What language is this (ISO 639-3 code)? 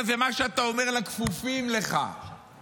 heb